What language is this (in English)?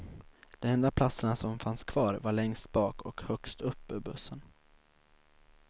Swedish